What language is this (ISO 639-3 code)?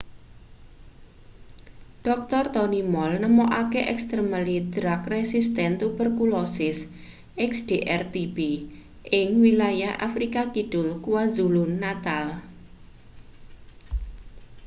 jav